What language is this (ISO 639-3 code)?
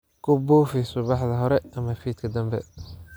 som